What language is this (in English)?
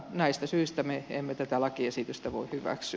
Finnish